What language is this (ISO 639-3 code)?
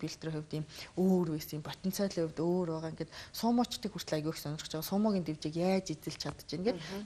ara